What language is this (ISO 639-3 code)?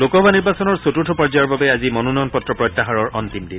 asm